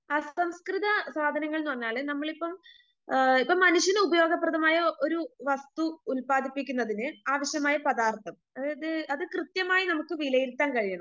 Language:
Malayalam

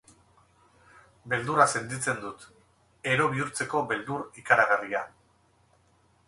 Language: Basque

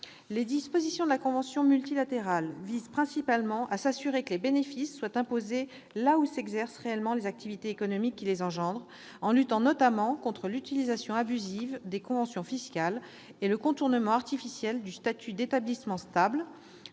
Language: French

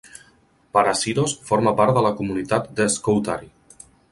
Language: Catalan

